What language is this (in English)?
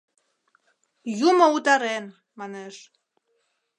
Mari